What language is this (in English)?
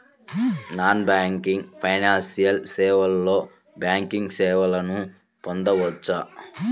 Telugu